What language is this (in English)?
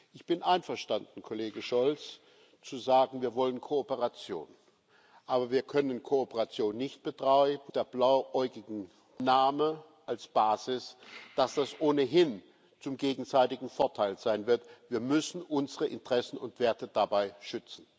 German